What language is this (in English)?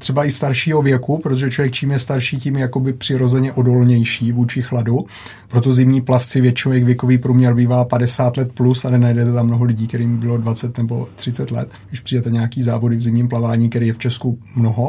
Czech